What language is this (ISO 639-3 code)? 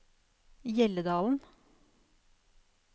nor